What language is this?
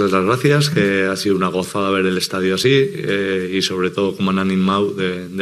Spanish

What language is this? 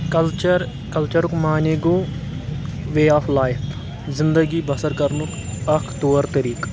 Kashmiri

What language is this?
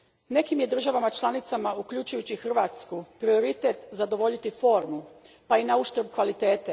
Croatian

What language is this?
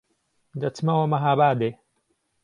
Central Kurdish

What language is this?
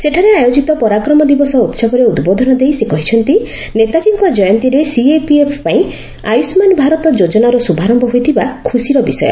Odia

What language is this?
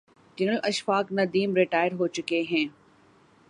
Urdu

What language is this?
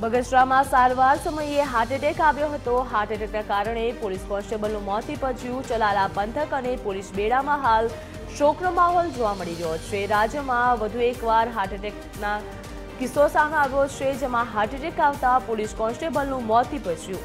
Gujarati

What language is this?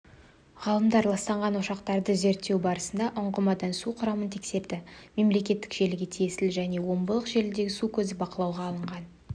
Kazakh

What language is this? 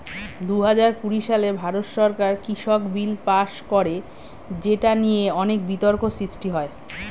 Bangla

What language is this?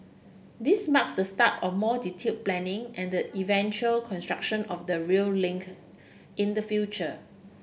English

